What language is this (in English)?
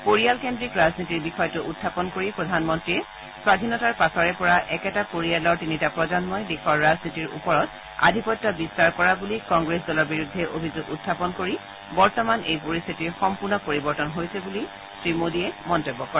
Assamese